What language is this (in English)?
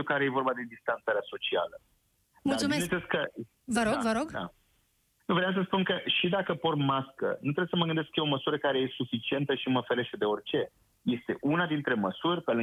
Romanian